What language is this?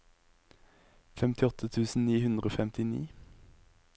Norwegian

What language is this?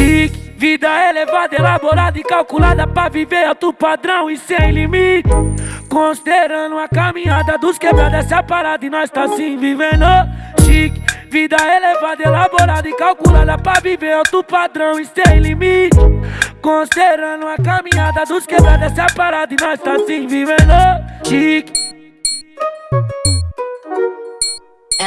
Portuguese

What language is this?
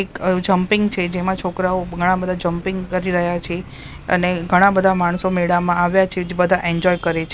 Gujarati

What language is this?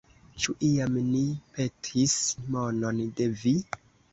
Esperanto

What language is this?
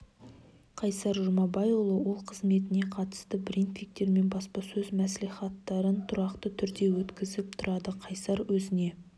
Kazakh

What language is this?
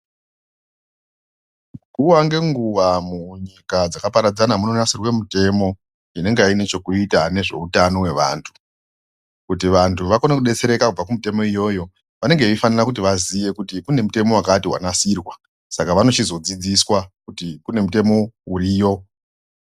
Ndau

